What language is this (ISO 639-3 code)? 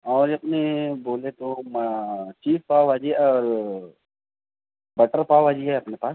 urd